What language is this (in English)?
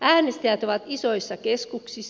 Finnish